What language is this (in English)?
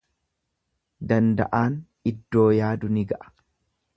Oromo